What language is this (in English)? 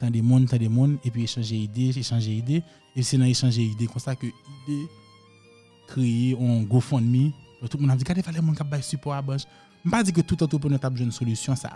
French